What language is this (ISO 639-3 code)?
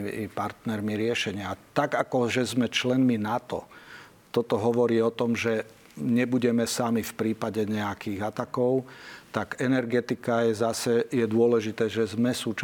slk